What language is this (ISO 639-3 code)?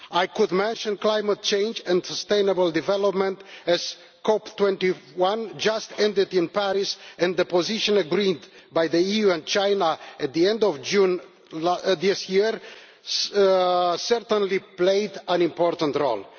eng